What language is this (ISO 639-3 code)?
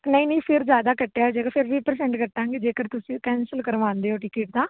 pan